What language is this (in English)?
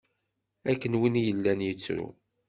Kabyle